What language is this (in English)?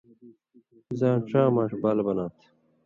Indus Kohistani